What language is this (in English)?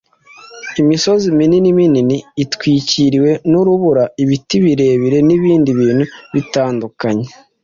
Kinyarwanda